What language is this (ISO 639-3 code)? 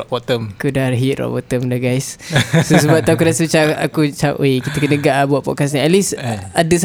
msa